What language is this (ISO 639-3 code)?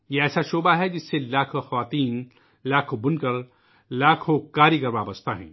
urd